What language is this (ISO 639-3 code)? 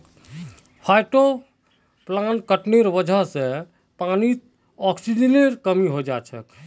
mag